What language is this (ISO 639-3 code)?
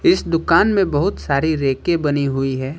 hin